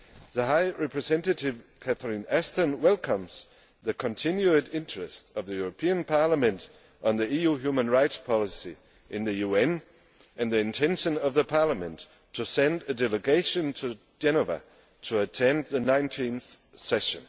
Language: English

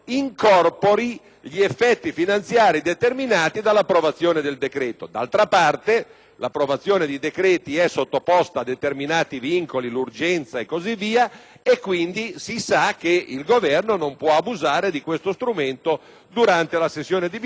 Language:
Italian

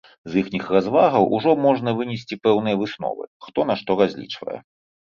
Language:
Belarusian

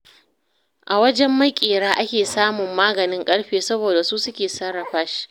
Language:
Hausa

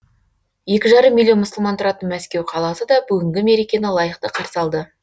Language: Kazakh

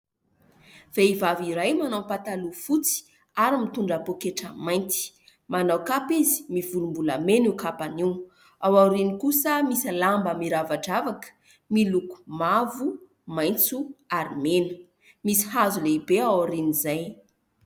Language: Malagasy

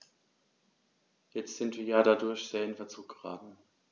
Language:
German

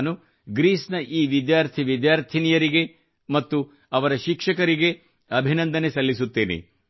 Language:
Kannada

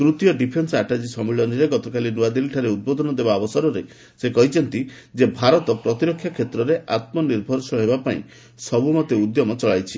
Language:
Odia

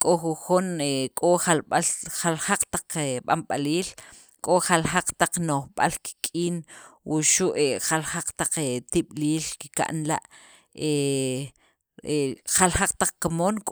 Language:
Sacapulteco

